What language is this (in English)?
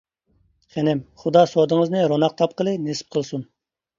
Uyghur